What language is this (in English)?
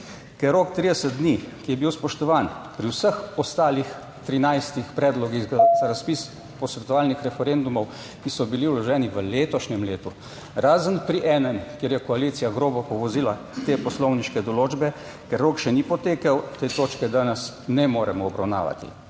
Slovenian